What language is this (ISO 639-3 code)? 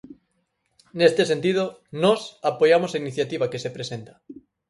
glg